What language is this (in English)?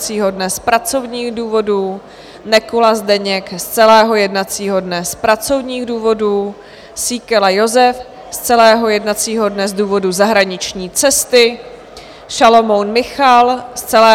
Czech